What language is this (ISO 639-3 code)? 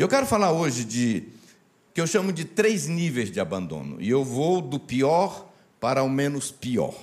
por